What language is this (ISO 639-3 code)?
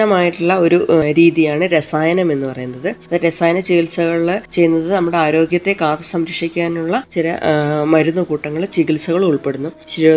mal